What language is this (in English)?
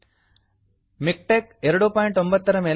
Kannada